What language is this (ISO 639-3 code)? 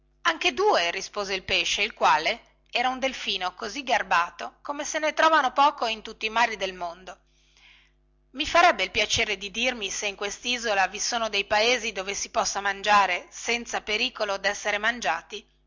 ita